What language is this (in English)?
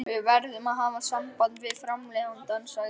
Icelandic